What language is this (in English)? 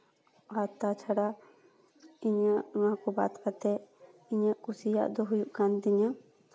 Santali